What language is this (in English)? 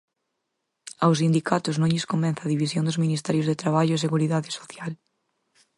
Galician